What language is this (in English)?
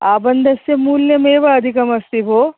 Sanskrit